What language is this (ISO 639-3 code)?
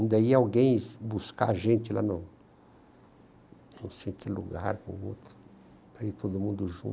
por